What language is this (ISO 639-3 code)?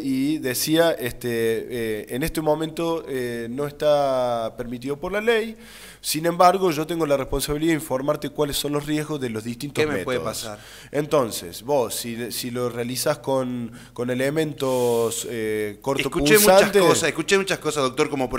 spa